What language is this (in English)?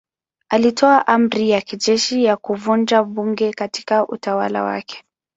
Swahili